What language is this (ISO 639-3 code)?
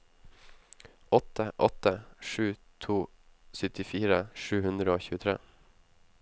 nor